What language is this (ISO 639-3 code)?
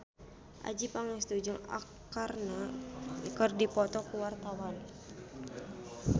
sun